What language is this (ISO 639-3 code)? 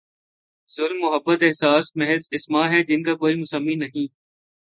urd